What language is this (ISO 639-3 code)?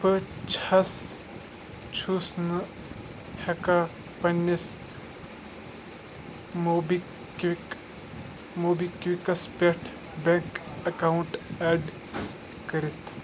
kas